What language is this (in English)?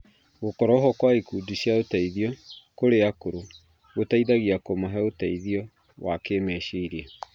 Kikuyu